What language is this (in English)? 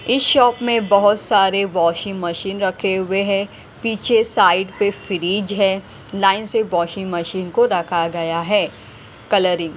Hindi